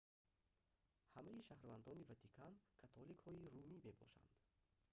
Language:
Tajik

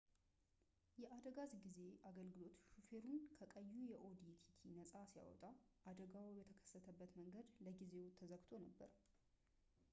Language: Amharic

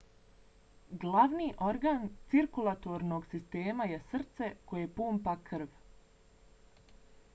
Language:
Bosnian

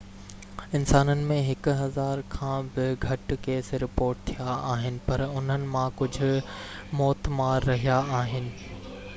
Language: Sindhi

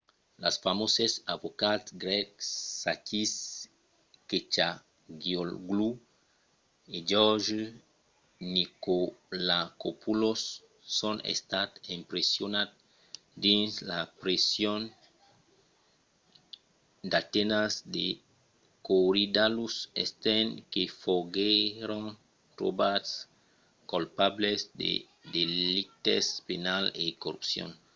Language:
Occitan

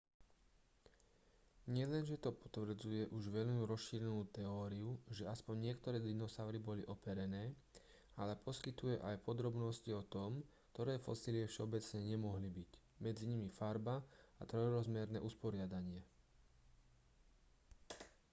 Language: Slovak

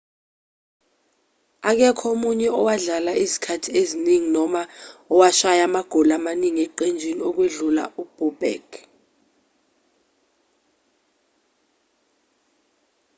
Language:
Zulu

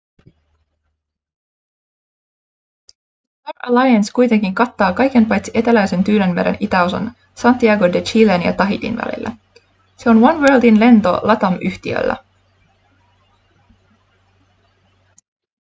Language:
Finnish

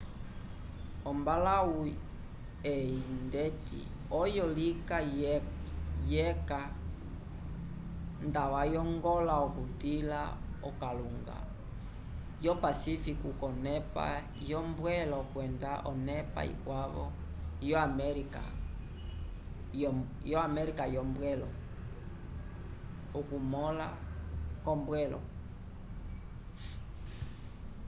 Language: Umbundu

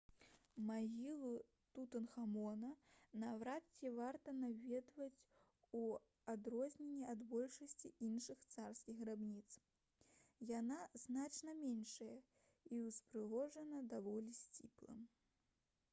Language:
Belarusian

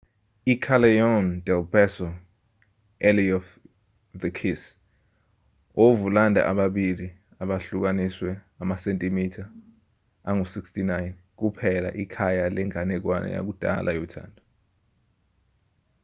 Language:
Zulu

